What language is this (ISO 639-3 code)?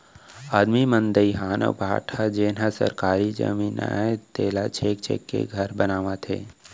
hne